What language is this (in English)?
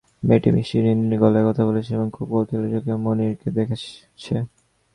Bangla